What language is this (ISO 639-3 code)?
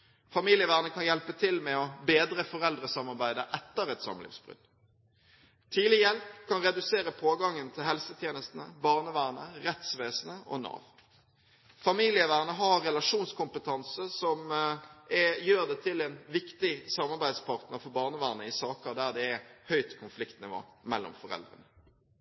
nob